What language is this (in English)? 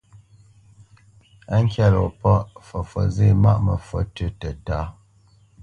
Bamenyam